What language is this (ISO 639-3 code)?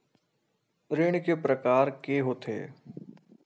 hne